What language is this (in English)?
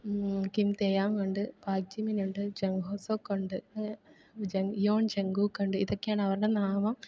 Malayalam